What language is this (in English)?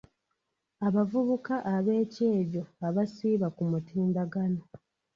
Ganda